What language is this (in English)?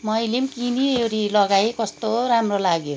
Nepali